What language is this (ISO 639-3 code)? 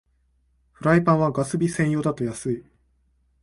jpn